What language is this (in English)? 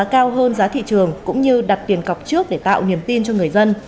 Vietnamese